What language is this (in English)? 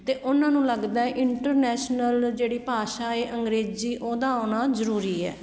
Punjabi